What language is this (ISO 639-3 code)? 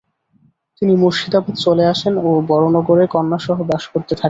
ben